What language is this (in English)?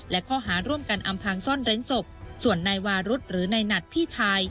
Thai